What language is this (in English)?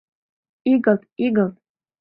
Mari